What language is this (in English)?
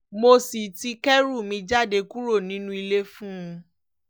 Yoruba